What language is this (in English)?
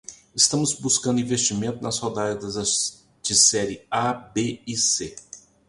Portuguese